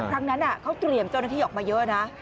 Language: Thai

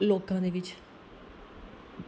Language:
Dogri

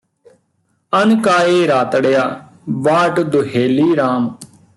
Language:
Punjabi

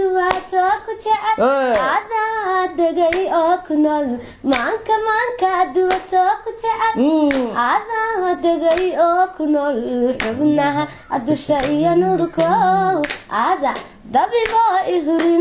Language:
Somali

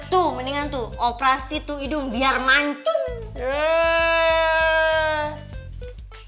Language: Indonesian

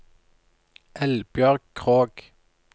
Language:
Norwegian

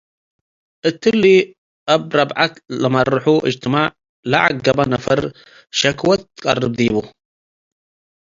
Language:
Tigre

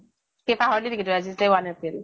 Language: Assamese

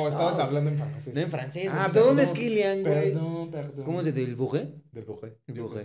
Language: Spanish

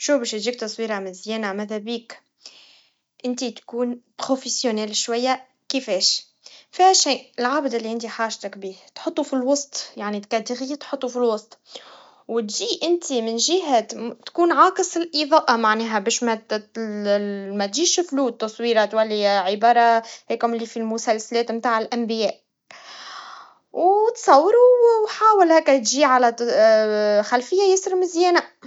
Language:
Tunisian Arabic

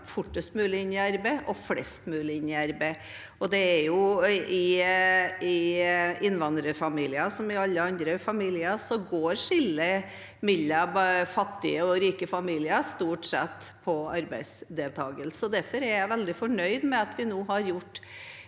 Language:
Norwegian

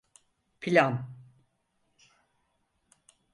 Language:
Turkish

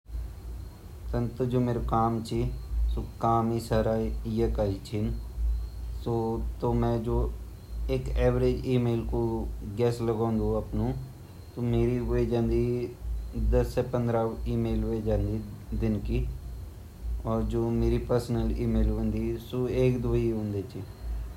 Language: Garhwali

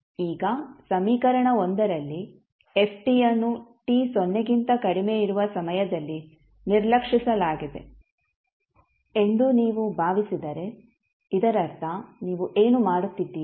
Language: Kannada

